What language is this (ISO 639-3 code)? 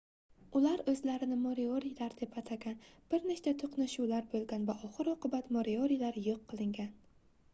uzb